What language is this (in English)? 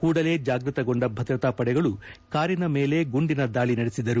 Kannada